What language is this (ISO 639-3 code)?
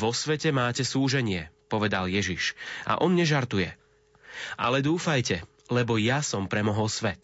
slk